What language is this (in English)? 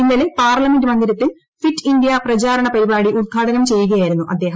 Malayalam